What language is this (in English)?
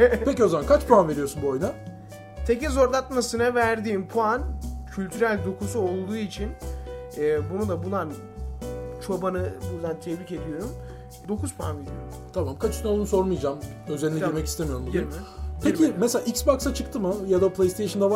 Turkish